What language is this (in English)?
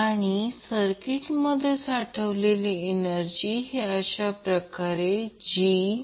Marathi